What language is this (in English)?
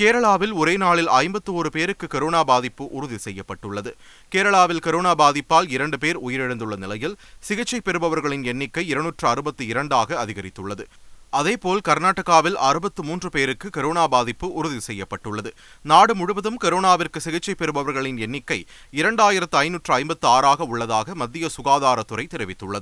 Tamil